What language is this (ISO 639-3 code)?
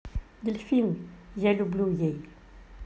rus